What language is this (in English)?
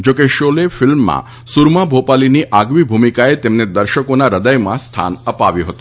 Gujarati